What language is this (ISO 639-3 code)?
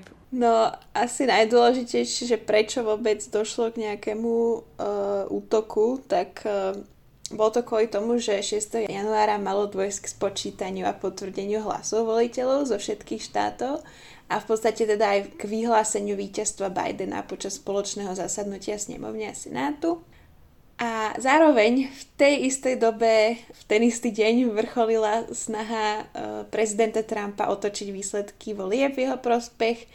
slk